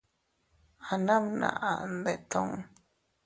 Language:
Teutila Cuicatec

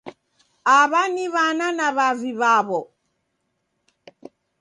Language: Taita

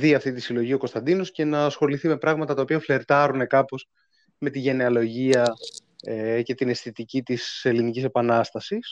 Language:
Greek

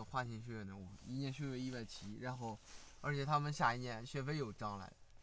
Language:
Chinese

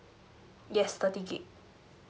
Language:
English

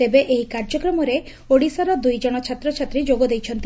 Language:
Odia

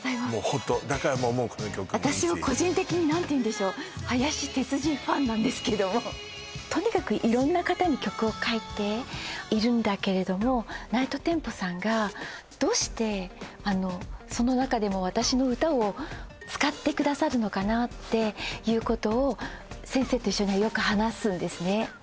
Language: Japanese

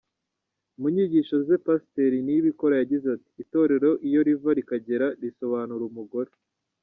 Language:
Kinyarwanda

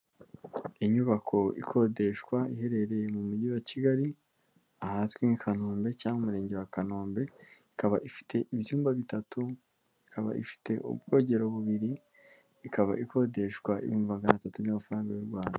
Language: Kinyarwanda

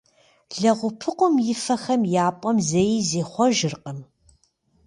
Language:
Kabardian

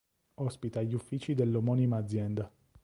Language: Italian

